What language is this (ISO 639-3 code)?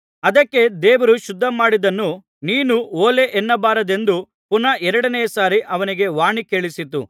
kan